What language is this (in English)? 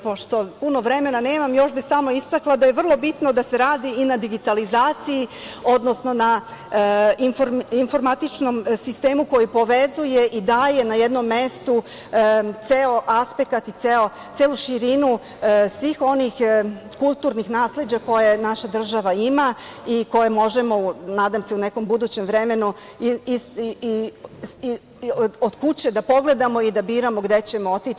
Serbian